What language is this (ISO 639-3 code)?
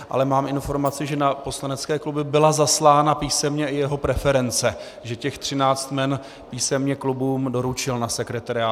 ces